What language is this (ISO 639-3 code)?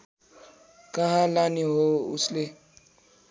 nep